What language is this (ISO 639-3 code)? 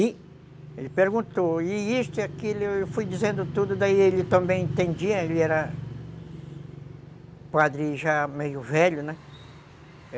por